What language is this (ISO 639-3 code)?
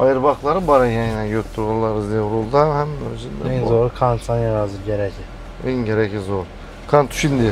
tur